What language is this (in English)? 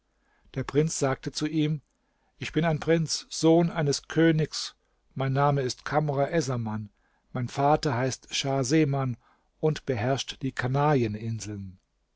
German